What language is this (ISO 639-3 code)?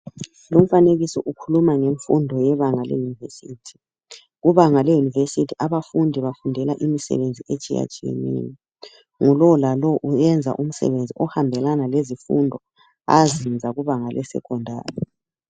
nde